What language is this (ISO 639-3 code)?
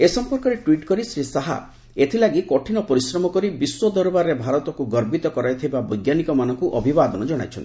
ori